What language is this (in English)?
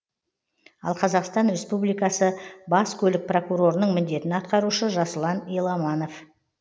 Kazakh